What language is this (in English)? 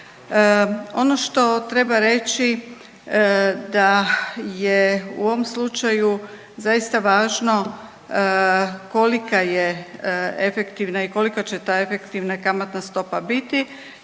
Croatian